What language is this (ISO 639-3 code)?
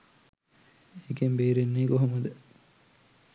sin